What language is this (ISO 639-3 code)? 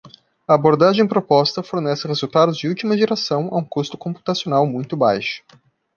por